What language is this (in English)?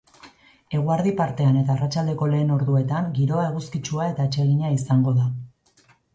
Basque